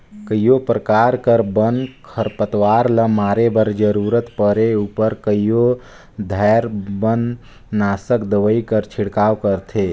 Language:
Chhattisgarhi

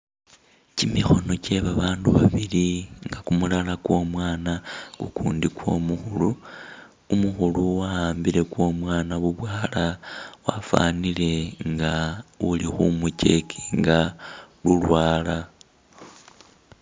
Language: Masaaba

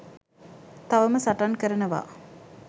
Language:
Sinhala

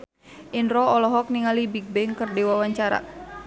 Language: Sundanese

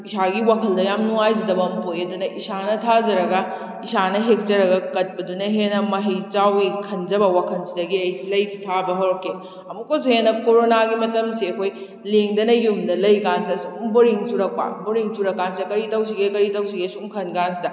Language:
Manipuri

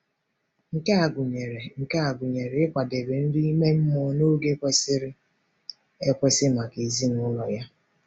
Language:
Igbo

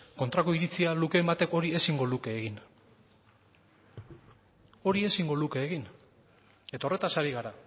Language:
Basque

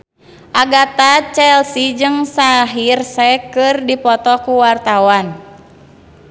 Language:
Sundanese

